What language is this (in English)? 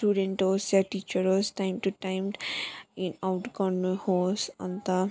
Nepali